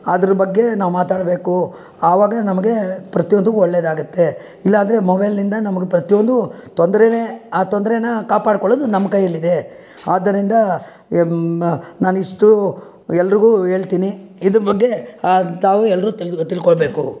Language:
Kannada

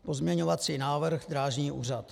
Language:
Czech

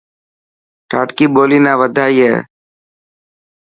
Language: Dhatki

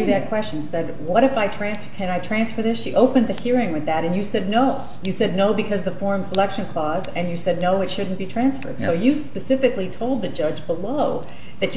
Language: English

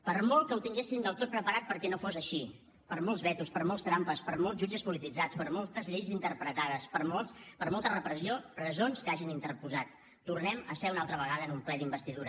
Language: Catalan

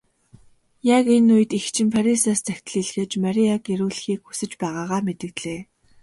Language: Mongolian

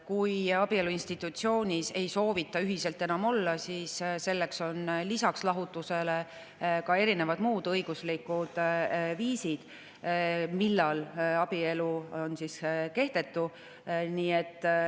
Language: Estonian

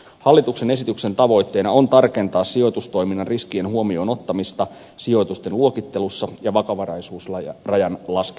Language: Finnish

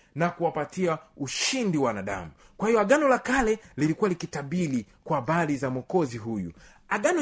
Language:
Swahili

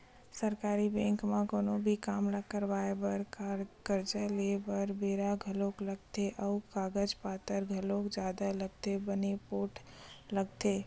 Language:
Chhattisgarhi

